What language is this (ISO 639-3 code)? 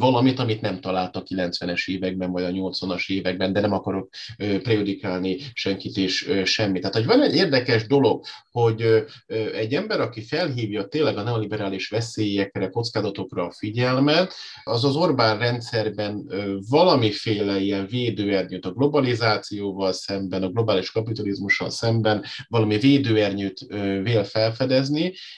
hun